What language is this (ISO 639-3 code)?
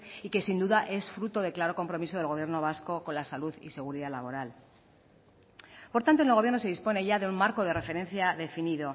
spa